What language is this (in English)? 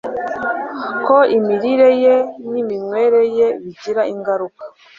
Kinyarwanda